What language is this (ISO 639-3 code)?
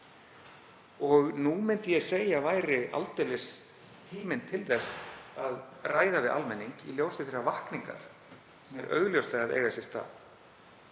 isl